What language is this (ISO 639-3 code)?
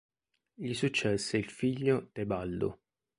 ita